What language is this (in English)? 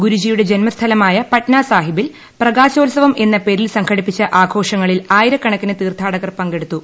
Malayalam